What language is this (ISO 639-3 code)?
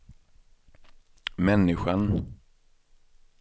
swe